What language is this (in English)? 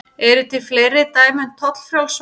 Icelandic